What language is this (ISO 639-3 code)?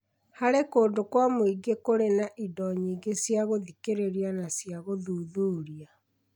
kik